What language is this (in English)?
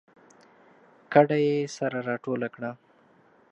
Pashto